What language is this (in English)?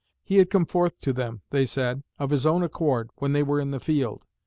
English